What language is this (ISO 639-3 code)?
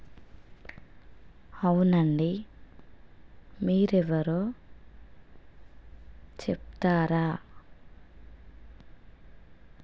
tel